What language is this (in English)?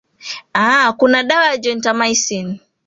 Swahili